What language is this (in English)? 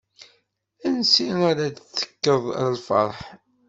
Kabyle